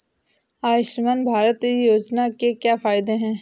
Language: Hindi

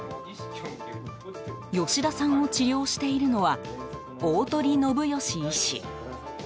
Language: Japanese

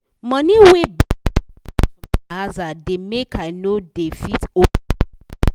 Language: Nigerian Pidgin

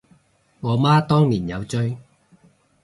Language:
Cantonese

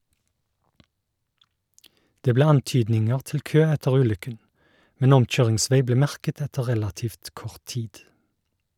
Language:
Norwegian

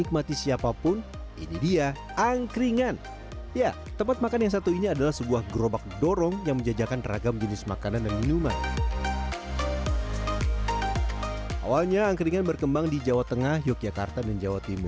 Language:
Indonesian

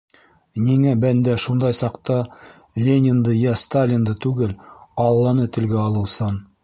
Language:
Bashkir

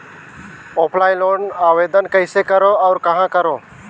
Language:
Chhattisgarhi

